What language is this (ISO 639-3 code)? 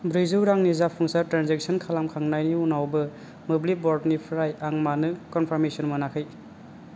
brx